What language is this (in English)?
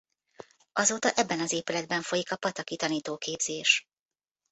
Hungarian